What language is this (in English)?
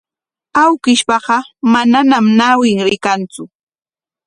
Corongo Ancash Quechua